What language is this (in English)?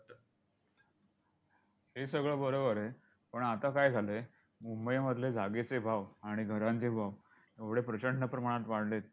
Marathi